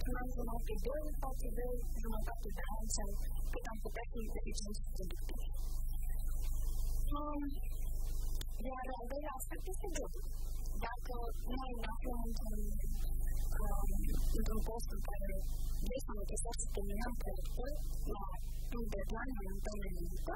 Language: Romanian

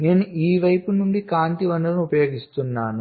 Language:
Telugu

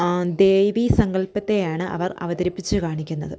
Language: Malayalam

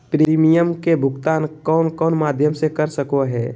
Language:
Magahi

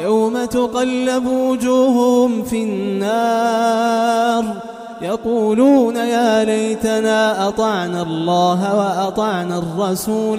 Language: Arabic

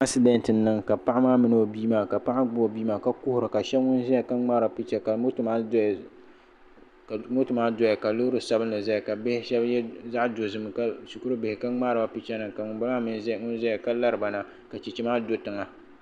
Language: Dagbani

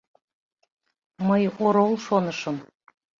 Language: Mari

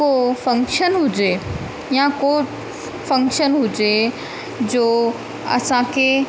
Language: Sindhi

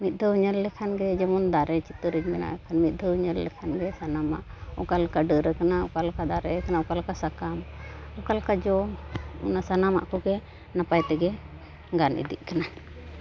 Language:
Santali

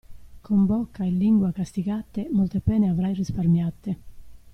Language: Italian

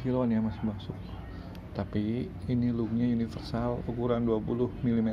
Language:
Indonesian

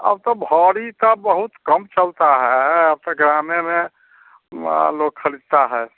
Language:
Hindi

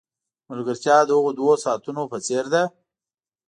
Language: Pashto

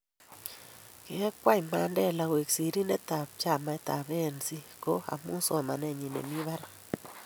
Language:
Kalenjin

